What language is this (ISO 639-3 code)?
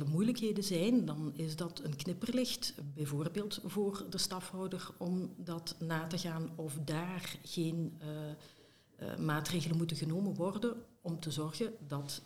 nld